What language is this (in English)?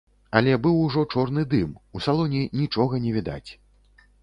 Belarusian